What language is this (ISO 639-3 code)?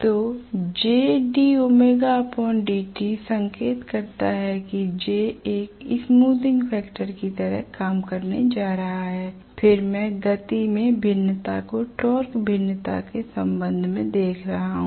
hin